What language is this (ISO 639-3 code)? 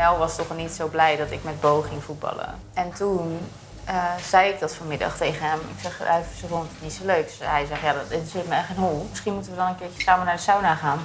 nld